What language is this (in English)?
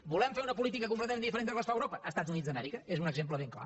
Catalan